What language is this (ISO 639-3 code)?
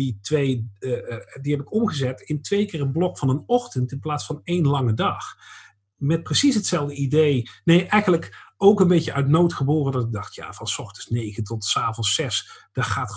nld